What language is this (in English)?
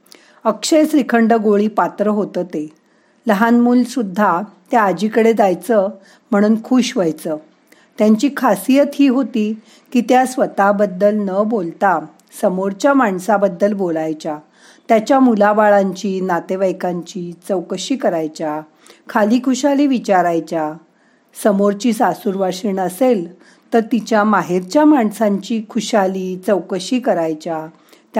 Marathi